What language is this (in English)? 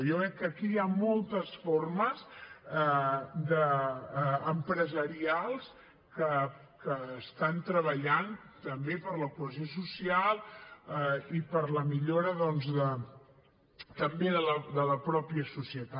Catalan